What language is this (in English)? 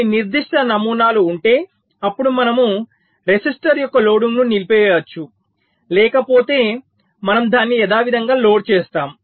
Telugu